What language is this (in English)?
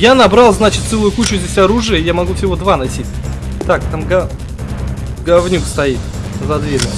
Russian